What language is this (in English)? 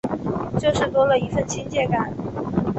Chinese